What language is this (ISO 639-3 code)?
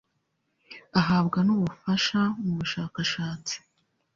kin